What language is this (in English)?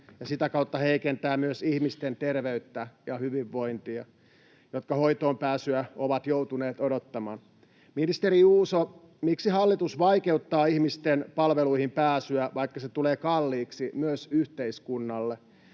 Finnish